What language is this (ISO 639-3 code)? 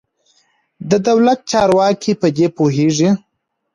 pus